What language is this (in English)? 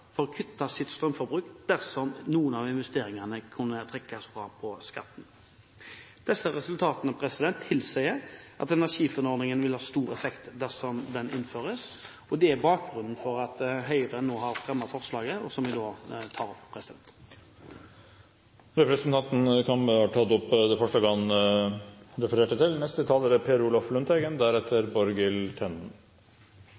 Norwegian